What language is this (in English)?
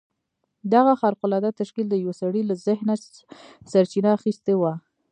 Pashto